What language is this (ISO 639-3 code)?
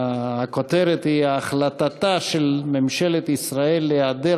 heb